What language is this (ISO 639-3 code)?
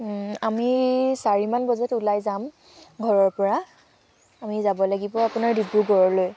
asm